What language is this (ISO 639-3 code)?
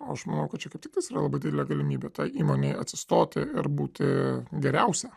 lit